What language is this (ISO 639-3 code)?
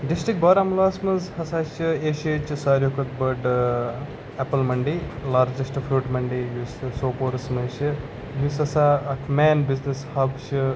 kas